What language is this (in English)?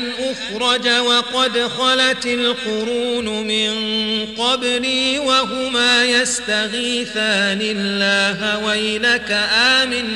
Arabic